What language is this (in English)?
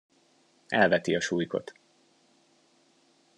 Hungarian